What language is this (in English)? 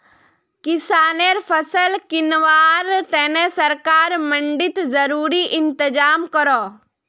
Magahi